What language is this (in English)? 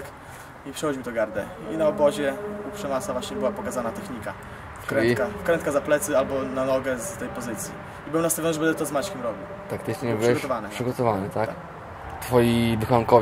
Polish